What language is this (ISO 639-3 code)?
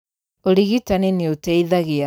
kik